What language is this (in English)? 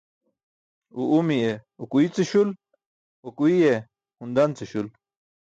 Burushaski